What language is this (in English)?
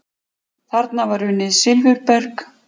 Icelandic